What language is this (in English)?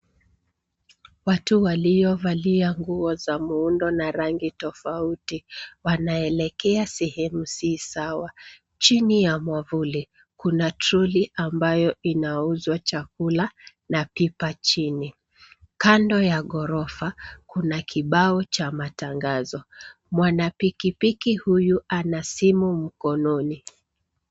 Swahili